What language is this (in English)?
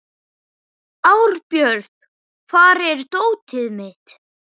Icelandic